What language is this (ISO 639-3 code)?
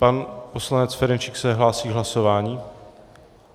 ces